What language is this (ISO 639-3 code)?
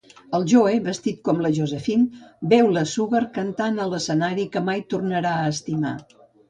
cat